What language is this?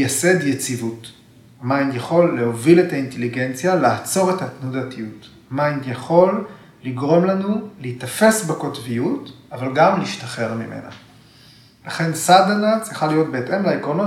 Hebrew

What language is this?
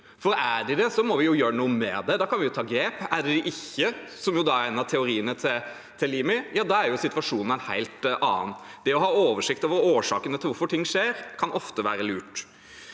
Norwegian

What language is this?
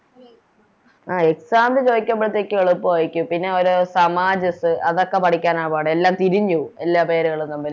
Malayalam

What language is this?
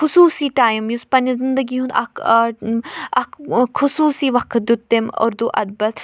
Kashmiri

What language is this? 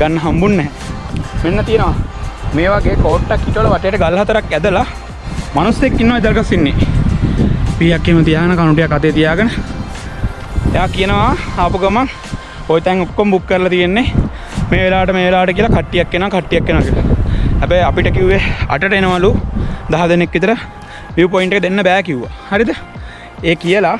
Sinhala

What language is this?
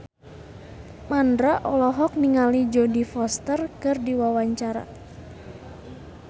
Sundanese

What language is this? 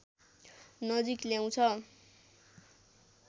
Nepali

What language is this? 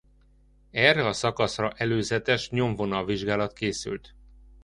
Hungarian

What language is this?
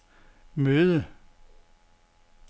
Danish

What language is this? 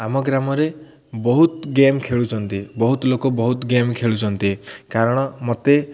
Odia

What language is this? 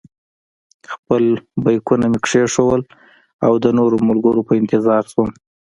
Pashto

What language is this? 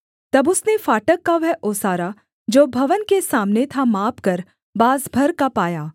Hindi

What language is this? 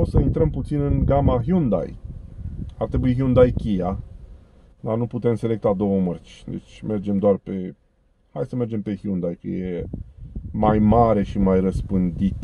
Romanian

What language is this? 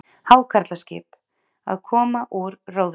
Icelandic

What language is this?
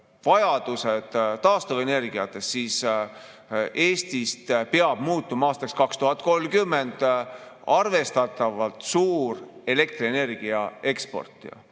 Estonian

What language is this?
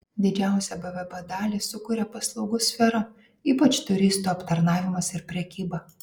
Lithuanian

